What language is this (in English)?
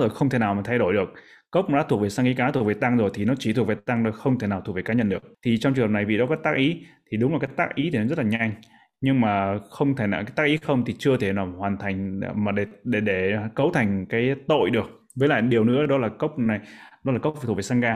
Vietnamese